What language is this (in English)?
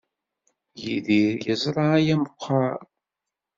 Kabyle